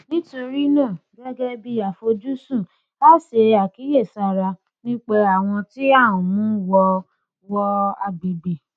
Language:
Yoruba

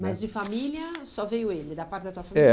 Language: Portuguese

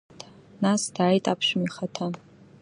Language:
Abkhazian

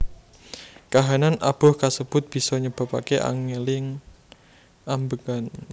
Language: Javanese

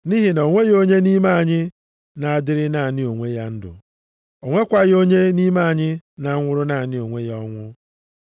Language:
Igbo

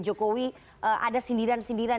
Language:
Indonesian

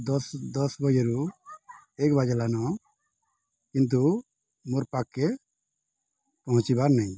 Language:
Odia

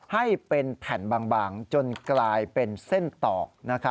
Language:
Thai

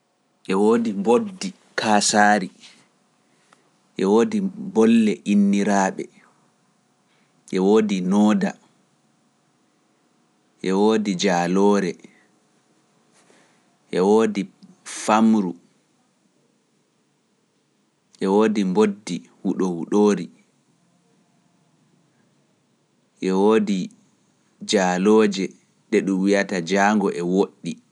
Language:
Pular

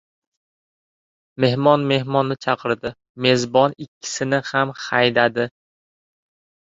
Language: Uzbek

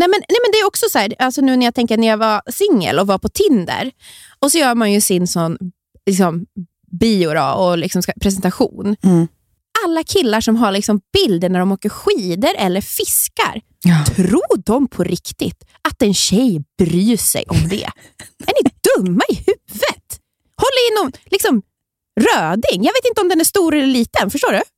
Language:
Swedish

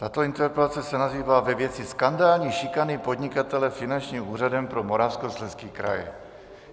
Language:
Czech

